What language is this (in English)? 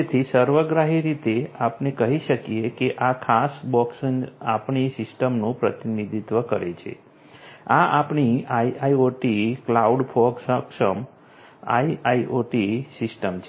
Gujarati